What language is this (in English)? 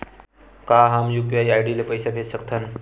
Chhattisgarhi